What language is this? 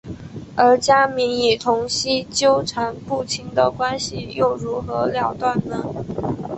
Chinese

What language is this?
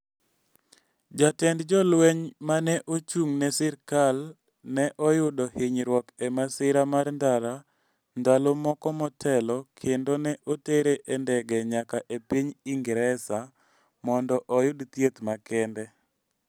Luo (Kenya and Tanzania)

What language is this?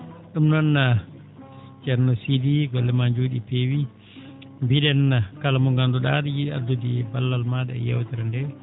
Fula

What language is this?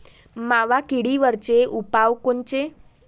Marathi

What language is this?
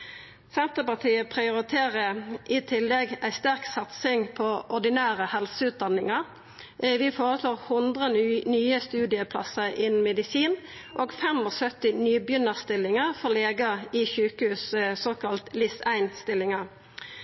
Norwegian Nynorsk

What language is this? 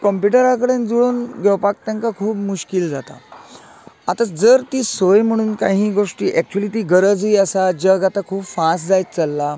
Konkani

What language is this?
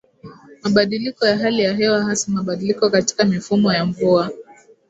Swahili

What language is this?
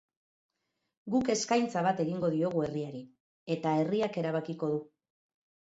Basque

